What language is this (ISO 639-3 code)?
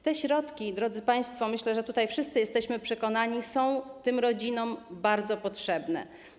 pol